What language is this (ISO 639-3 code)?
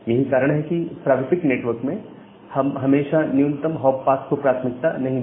hin